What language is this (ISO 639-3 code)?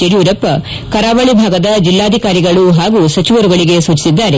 kan